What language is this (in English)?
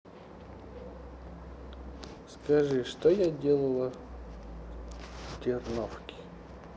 Russian